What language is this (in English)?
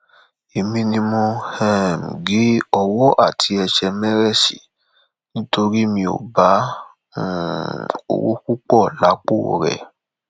Yoruba